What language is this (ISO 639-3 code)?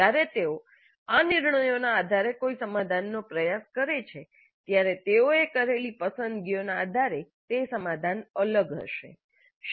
guj